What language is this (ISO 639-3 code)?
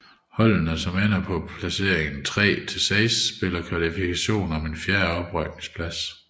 dan